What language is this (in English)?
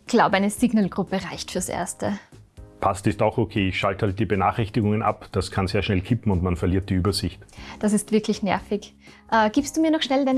German